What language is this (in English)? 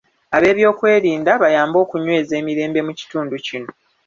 Ganda